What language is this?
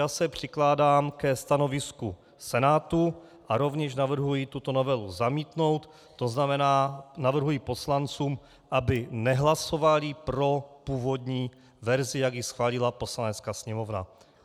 Czech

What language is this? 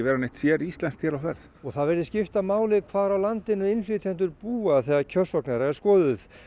Icelandic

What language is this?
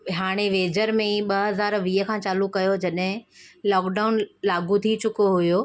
Sindhi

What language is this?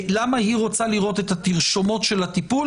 Hebrew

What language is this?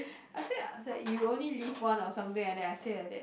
English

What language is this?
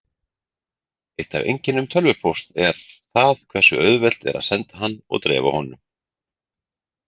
Icelandic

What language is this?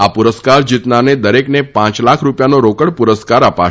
Gujarati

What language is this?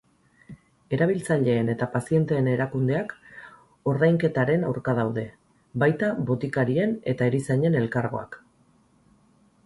Basque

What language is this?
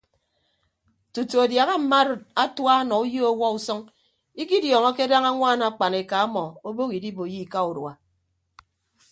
Ibibio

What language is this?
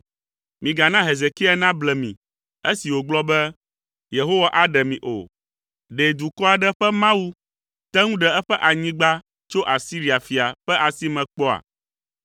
Ewe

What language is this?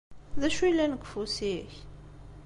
Kabyle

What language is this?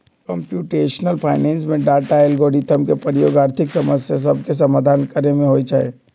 Magahi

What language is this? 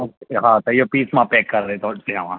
Sindhi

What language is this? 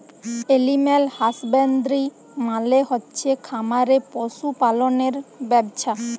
Bangla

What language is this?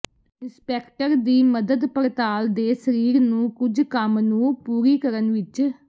Punjabi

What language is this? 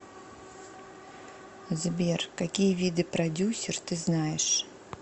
Russian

